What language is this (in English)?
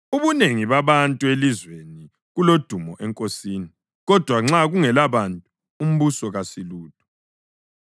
North Ndebele